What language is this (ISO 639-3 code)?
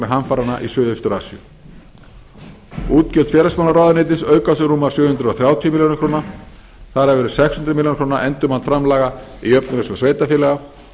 isl